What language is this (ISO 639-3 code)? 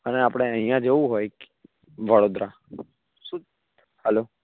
guj